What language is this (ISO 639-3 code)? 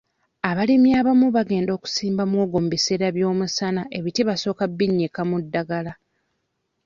lug